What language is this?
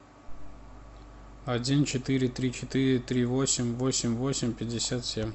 Russian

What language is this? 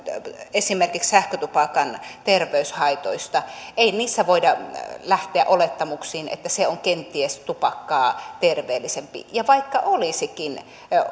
Finnish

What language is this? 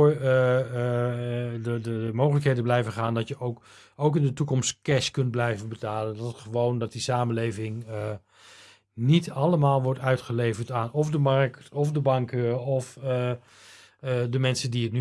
Dutch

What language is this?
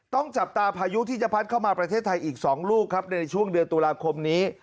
Thai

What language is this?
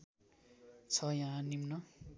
Nepali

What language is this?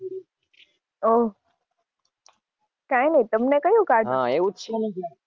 Gujarati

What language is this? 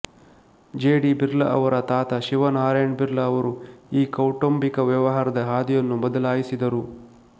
Kannada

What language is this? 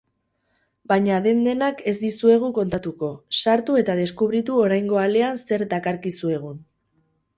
Basque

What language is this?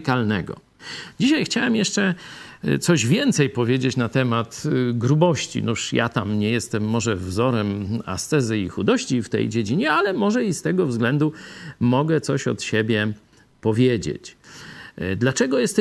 Polish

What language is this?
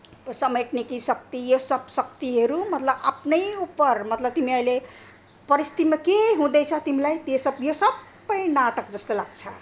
Nepali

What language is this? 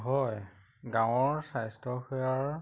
Assamese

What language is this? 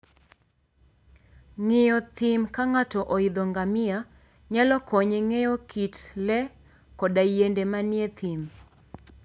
Luo (Kenya and Tanzania)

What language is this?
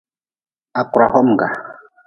Nawdm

